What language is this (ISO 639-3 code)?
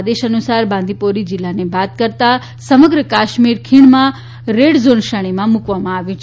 guj